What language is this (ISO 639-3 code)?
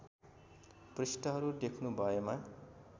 nep